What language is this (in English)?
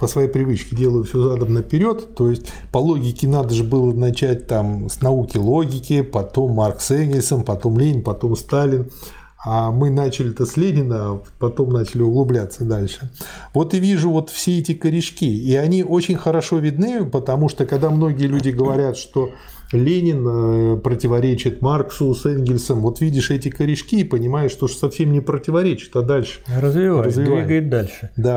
Russian